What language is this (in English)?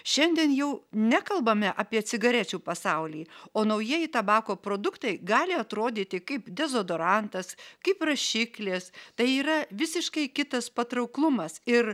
Lithuanian